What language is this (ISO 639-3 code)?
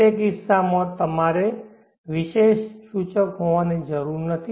guj